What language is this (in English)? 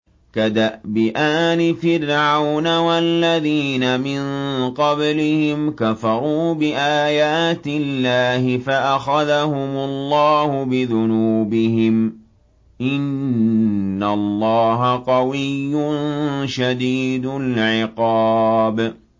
Arabic